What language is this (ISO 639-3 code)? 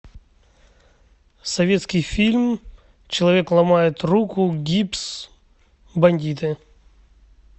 rus